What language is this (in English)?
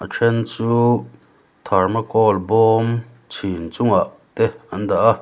Mizo